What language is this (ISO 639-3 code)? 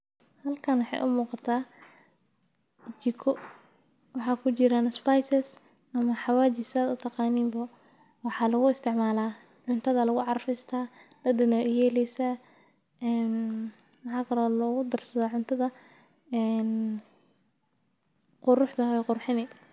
som